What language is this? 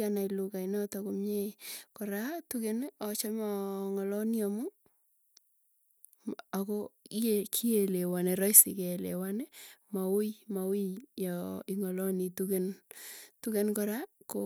Tugen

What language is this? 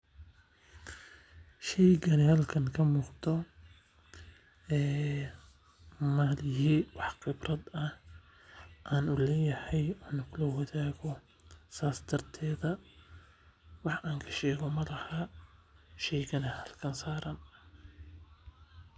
Somali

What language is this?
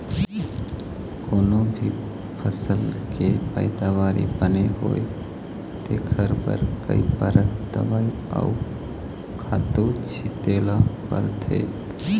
Chhattisgarhi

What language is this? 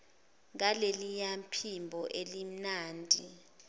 Zulu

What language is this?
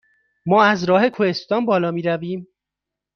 Persian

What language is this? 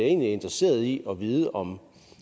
Danish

